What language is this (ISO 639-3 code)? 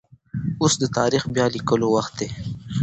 pus